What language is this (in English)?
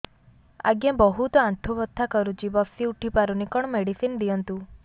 Odia